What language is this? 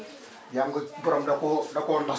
Wolof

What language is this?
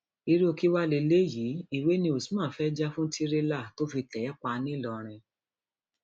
Yoruba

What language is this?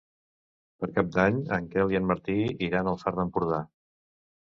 Catalan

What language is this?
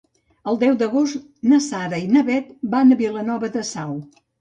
Catalan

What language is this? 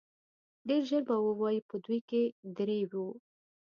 Pashto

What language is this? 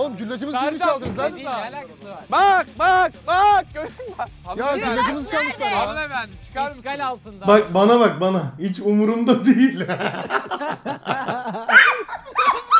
Turkish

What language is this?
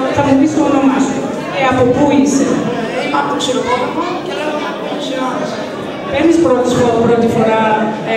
Greek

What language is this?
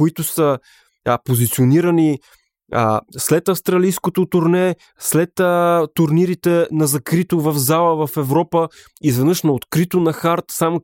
Bulgarian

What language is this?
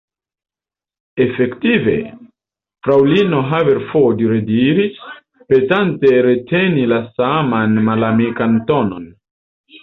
Esperanto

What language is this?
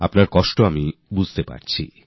Bangla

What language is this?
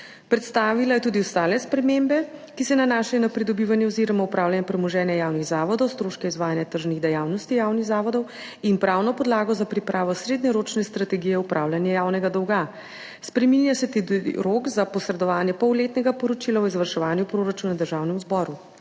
Slovenian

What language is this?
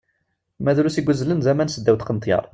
Kabyle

